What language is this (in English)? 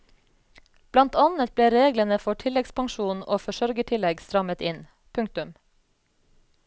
Norwegian